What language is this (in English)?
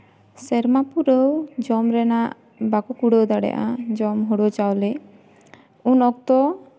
Santali